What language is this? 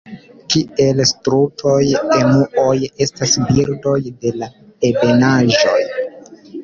Esperanto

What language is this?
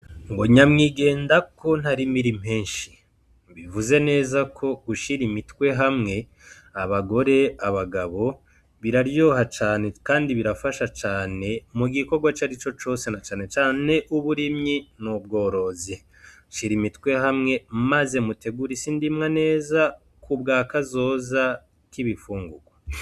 Rundi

